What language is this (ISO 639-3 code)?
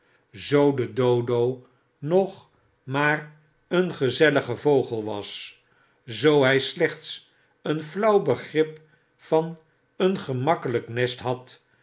nld